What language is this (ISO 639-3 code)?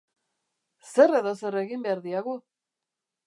eus